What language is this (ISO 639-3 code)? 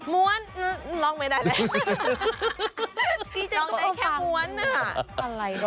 tha